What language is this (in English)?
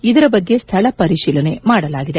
Kannada